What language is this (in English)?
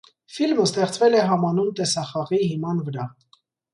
Armenian